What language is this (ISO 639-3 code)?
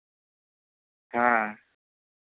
sat